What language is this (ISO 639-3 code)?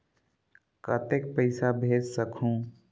hne